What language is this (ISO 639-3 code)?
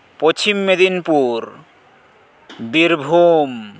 sat